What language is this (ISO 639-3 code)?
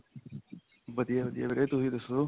pan